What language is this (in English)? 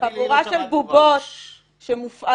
Hebrew